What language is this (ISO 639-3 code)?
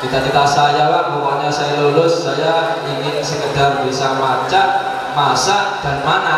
ind